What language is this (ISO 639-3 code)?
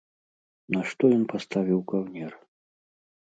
bel